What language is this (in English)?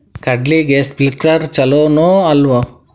Kannada